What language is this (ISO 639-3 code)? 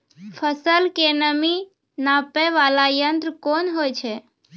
mai